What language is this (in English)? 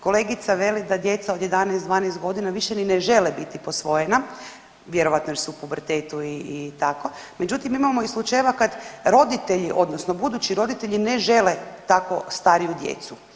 Croatian